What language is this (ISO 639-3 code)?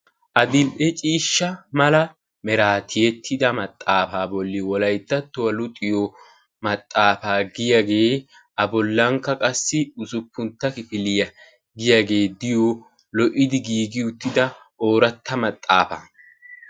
wal